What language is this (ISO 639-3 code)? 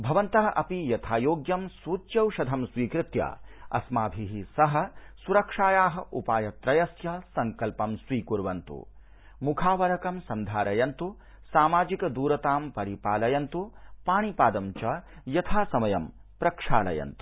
san